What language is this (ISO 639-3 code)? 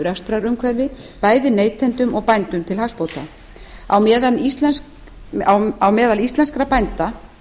isl